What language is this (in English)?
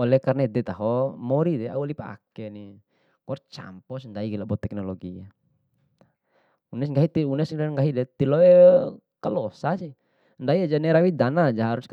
Bima